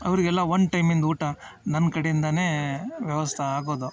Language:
Kannada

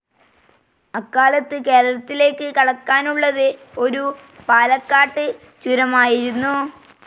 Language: Malayalam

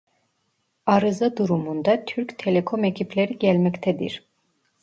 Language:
Turkish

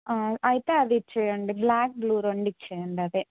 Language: Telugu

